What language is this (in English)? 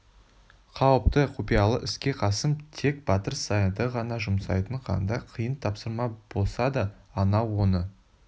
Kazakh